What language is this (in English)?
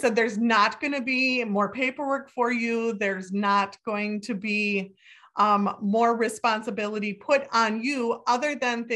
English